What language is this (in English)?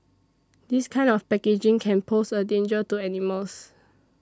English